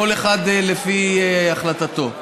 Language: Hebrew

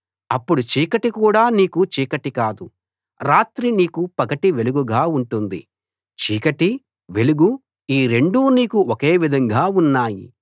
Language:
Telugu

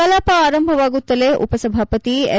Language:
Kannada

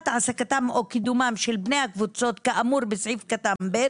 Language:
Hebrew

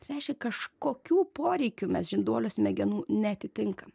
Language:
Lithuanian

